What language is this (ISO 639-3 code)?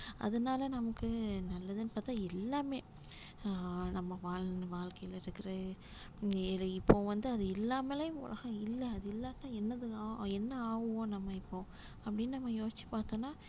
tam